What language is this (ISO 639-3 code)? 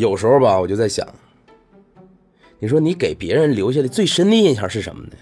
zho